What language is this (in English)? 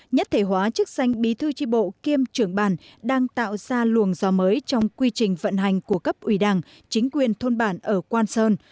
Vietnamese